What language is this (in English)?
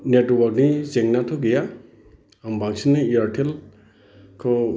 Bodo